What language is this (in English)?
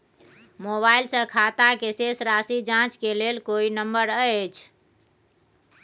Maithili